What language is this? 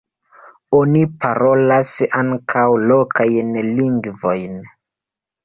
Esperanto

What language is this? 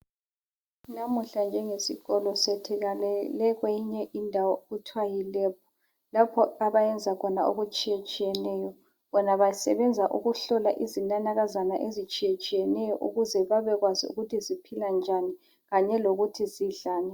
North Ndebele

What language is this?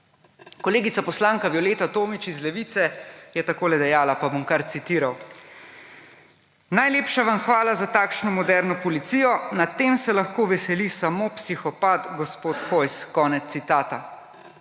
Slovenian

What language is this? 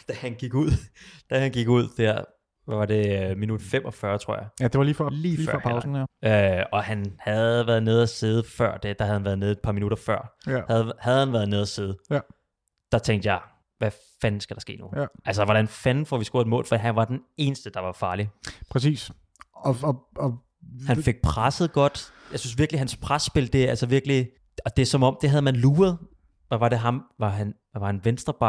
Danish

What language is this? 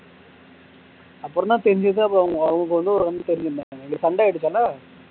Tamil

